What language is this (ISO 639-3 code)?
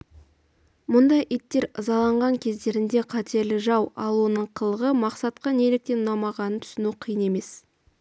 kaz